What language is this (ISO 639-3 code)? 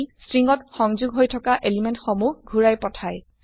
asm